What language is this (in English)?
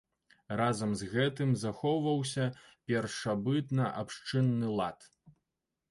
Belarusian